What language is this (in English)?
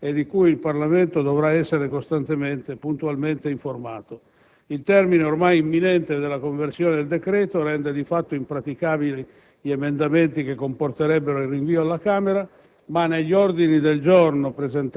Italian